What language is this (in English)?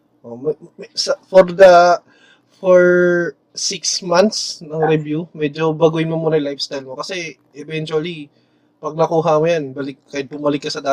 Filipino